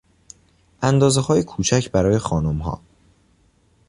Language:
Persian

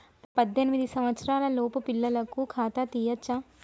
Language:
Telugu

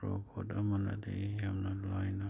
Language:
Manipuri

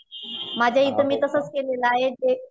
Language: Marathi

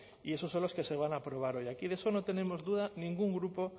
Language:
Spanish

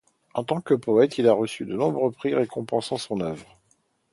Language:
French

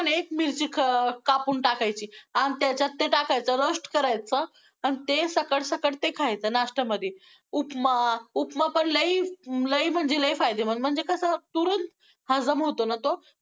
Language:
Marathi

